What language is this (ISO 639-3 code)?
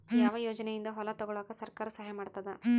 kan